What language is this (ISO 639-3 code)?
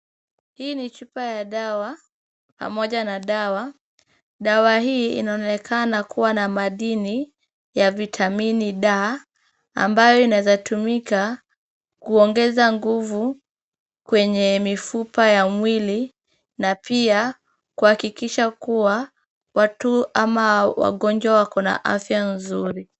swa